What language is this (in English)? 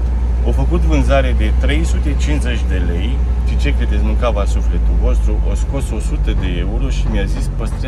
Romanian